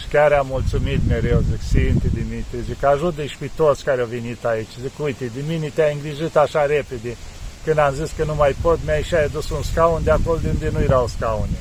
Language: Romanian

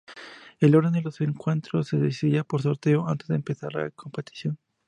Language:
Spanish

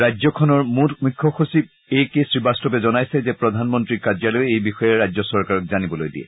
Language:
Assamese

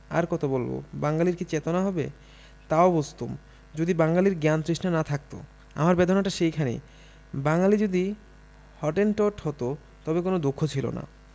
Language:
Bangla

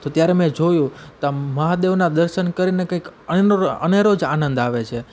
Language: Gujarati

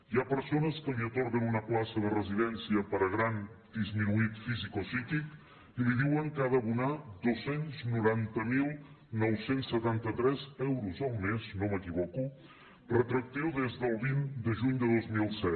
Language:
Catalan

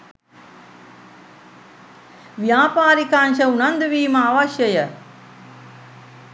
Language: Sinhala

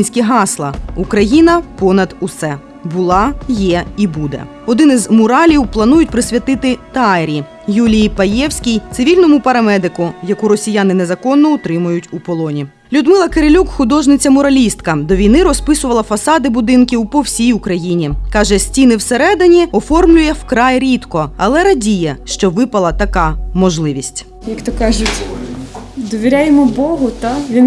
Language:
Ukrainian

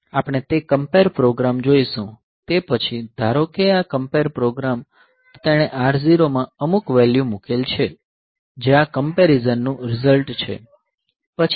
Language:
Gujarati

